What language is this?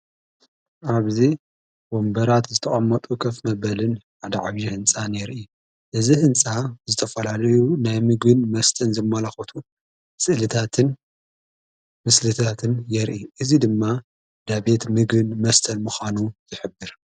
Tigrinya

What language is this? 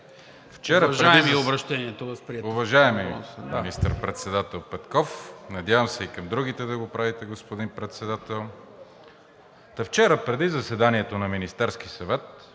Bulgarian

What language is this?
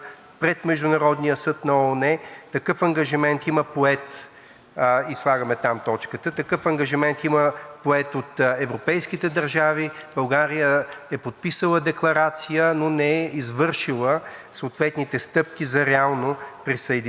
Bulgarian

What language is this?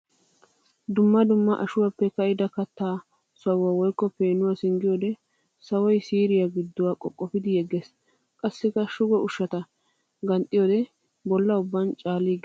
Wolaytta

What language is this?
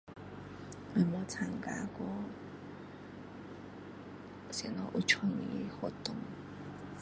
Min Dong Chinese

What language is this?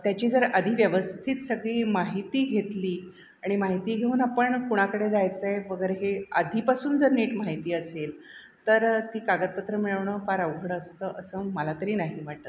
Marathi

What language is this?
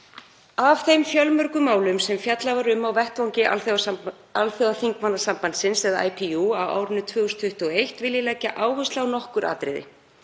Icelandic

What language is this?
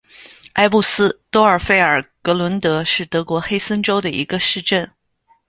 Chinese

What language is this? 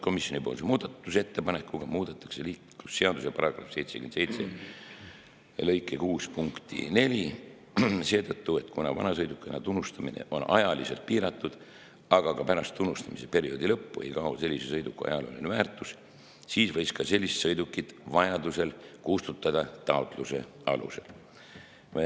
Estonian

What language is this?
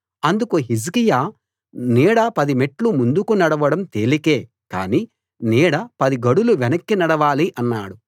Telugu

